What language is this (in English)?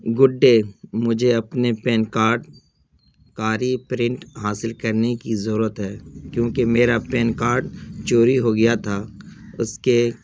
Urdu